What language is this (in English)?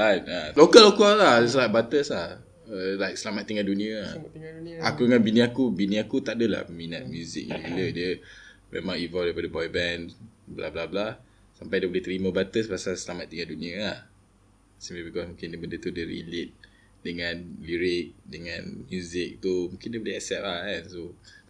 Malay